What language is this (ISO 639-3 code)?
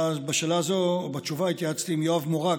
heb